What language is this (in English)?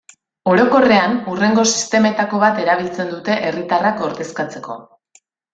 Basque